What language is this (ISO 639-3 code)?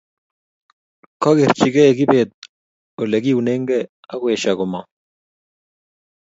kln